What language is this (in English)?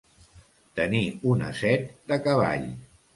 Catalan